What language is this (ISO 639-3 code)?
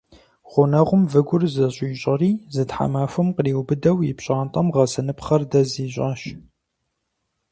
kbd